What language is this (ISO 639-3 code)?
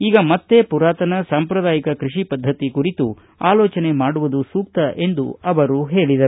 kan